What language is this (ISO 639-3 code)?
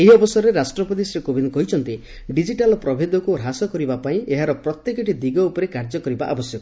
ori